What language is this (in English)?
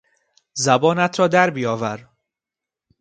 Persian